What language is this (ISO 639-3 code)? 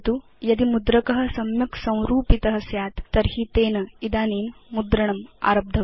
san